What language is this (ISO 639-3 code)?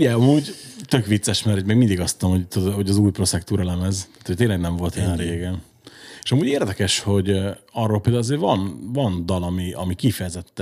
hun